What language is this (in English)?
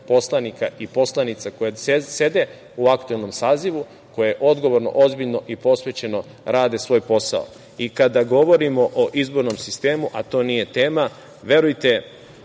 Serbian